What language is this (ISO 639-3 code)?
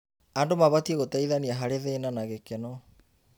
kik